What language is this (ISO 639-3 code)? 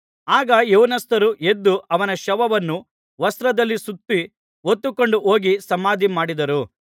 kan